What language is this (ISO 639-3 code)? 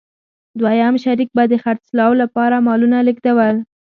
pus